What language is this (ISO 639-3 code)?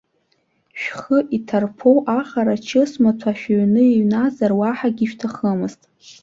abk